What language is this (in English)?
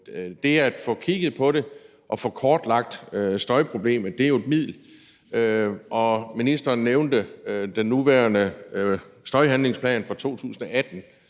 Danish